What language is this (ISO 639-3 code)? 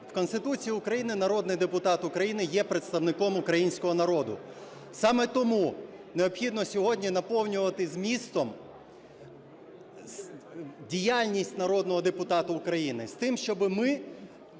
ukr